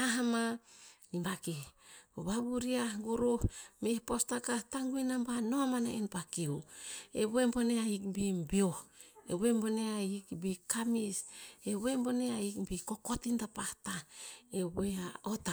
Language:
Tinputz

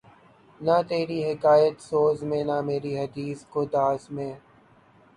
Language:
Urdu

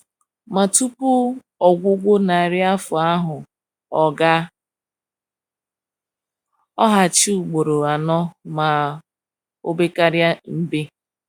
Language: Igbo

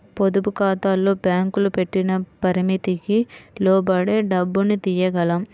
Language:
Telugu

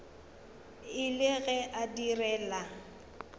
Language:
Northern Sotho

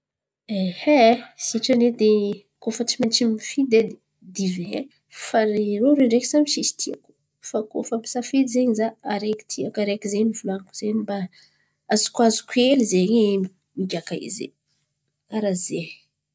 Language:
Antankarana Malagasy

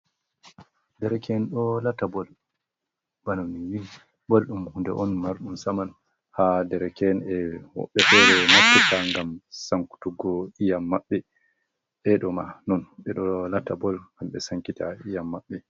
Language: Fula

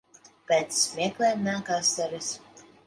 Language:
Latvian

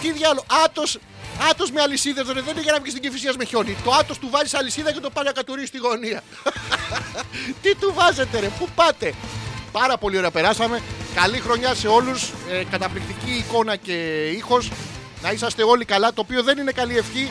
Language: Greek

